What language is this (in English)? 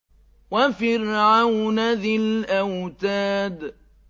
Arabic